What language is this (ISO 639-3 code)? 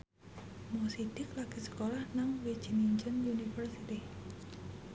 jav